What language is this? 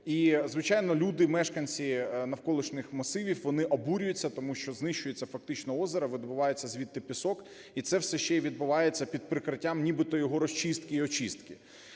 Ukrainian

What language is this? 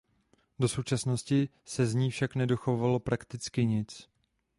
Czech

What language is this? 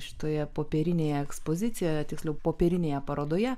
Lithuanian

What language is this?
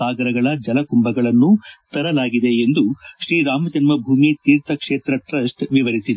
Kannada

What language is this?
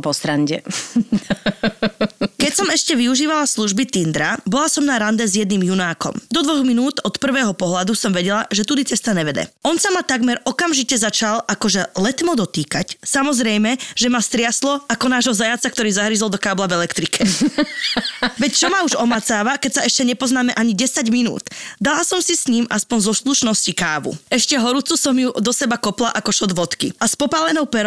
Slovak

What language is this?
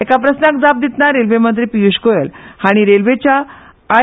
Konkani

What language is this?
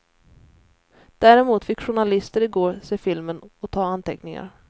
Swedish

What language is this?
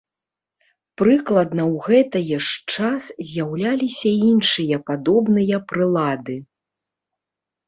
Belarusian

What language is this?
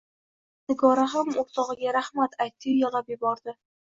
Uzbek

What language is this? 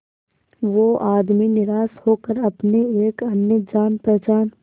Hindi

